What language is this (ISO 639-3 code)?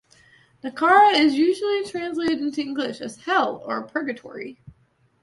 eng